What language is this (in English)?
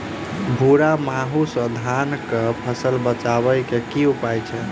Maithili